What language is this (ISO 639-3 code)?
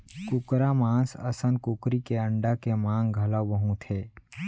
hne